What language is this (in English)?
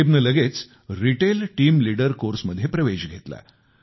Marathi